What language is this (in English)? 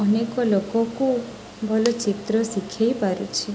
Odia